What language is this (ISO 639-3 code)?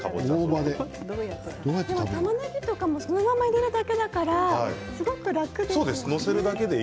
jpn